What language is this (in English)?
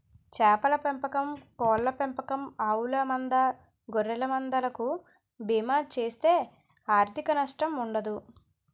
Telugu